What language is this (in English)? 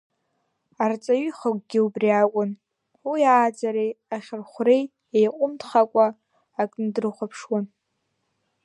Abkhazian